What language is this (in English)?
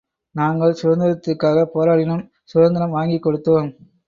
Tamil